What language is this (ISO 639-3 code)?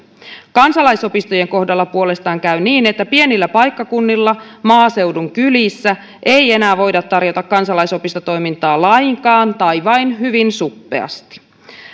fin